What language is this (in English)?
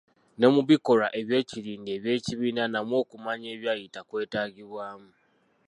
Ganda